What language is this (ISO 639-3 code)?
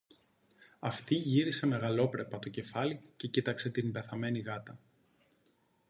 ell